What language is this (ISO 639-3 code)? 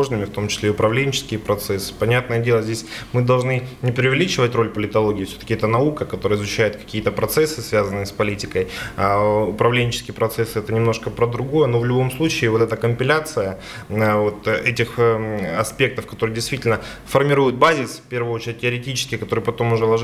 rus